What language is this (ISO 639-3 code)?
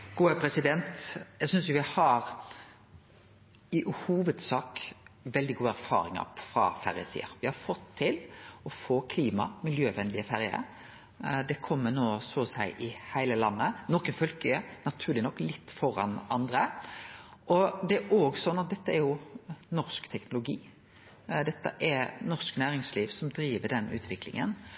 nno